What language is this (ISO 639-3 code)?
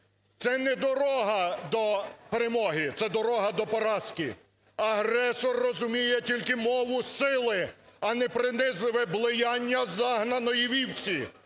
ukr